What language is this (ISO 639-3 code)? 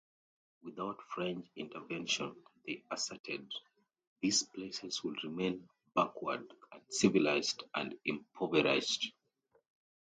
eng